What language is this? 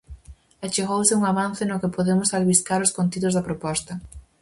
Galician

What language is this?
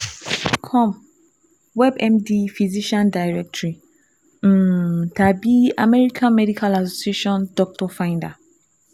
Yoruba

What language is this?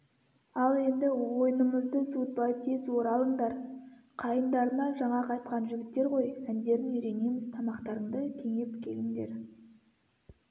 Kazakh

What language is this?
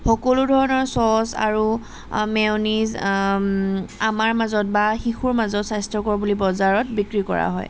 Assamese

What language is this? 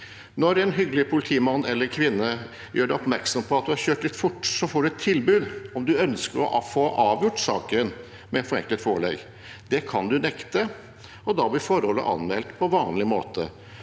Norwegian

